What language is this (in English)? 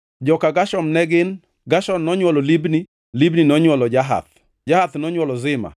Luo (Kenya and Tanzania)